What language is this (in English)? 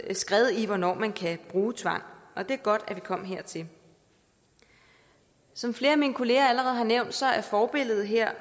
Danish